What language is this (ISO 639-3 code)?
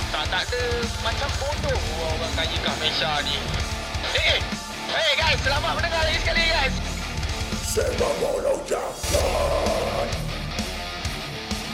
msa